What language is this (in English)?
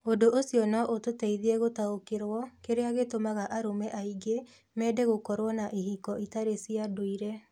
Kikuyu